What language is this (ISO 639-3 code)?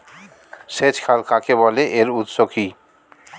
ben